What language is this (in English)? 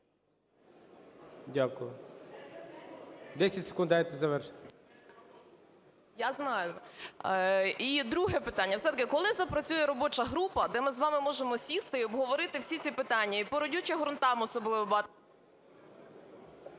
Ukrainian